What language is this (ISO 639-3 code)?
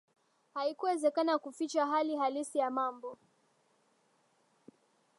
swa